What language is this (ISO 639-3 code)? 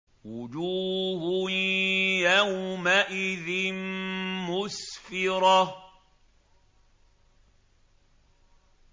ara